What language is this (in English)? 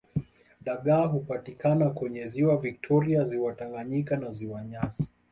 Swahili